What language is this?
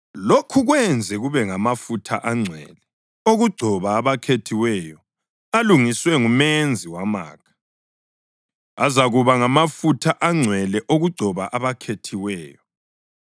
North Ndebele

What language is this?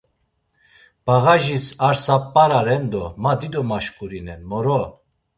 Laz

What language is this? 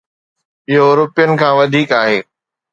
Sindhi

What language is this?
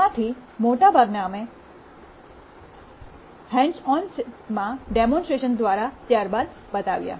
Gujarati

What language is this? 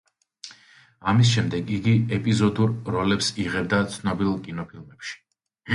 Georgian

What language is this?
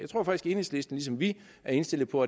Danish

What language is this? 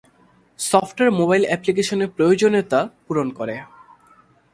Bangla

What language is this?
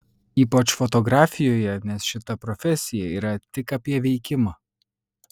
Lithuanian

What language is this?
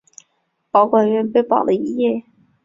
Chinese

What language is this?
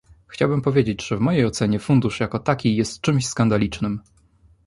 Polish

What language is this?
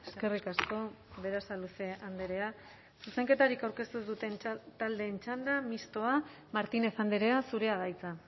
Basque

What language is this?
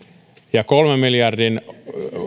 Finnish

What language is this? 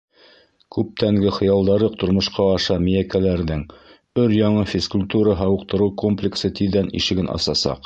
Bashkir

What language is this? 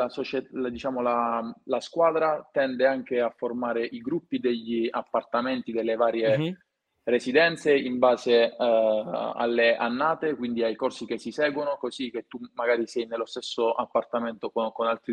Italian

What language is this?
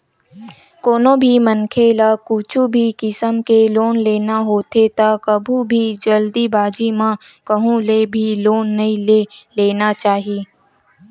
Chhattisgarhi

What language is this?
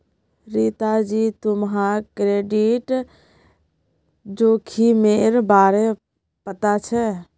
Magahi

